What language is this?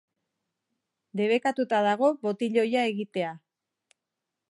Basque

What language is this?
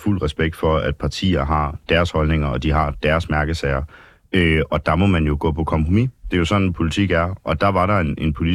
Danish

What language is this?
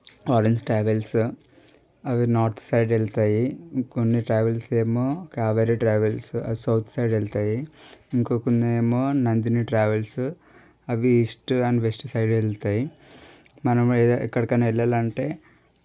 Telugu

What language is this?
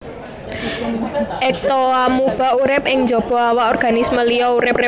Javanese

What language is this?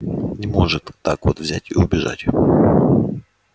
Russian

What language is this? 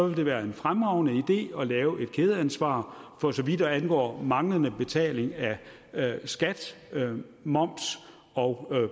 Danish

